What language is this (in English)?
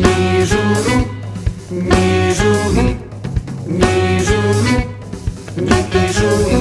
Polish